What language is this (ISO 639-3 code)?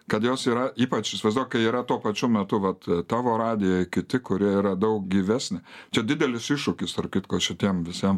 lit